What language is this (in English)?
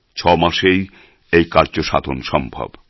Bangla